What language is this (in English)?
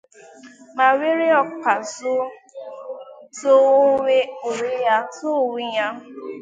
Igbo